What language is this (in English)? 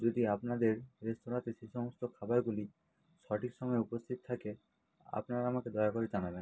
Bangla